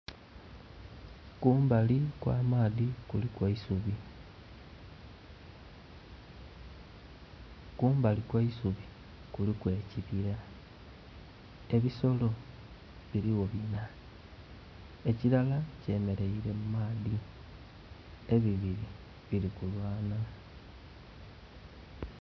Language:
Soga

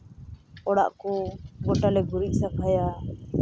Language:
Santali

